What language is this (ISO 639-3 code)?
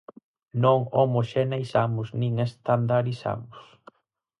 glg